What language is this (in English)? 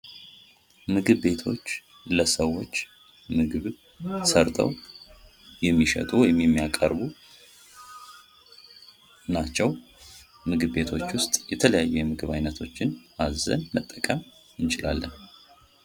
Amharic